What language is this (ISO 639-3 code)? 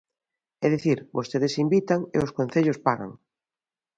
glg